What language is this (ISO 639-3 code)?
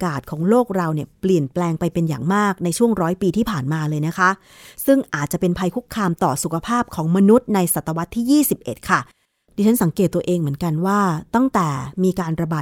tha